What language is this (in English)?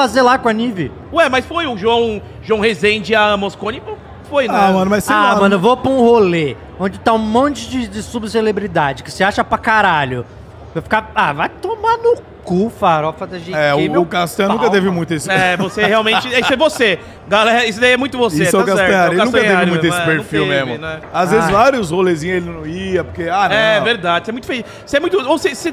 Portuguese